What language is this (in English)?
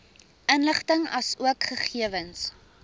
Afrikaans